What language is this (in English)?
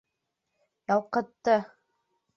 Bashkir